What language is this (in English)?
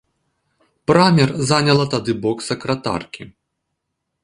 Belarusian